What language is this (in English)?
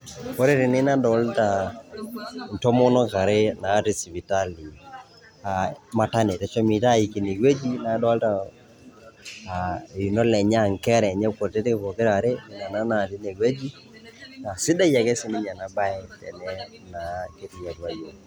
Masai